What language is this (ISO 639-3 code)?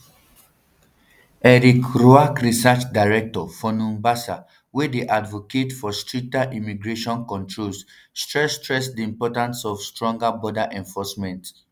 pcm